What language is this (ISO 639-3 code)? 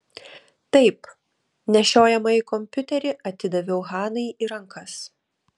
lit